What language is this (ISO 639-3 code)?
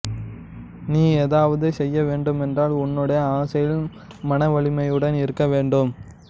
tam